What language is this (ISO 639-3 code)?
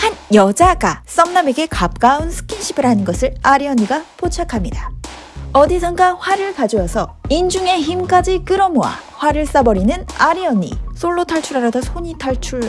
kor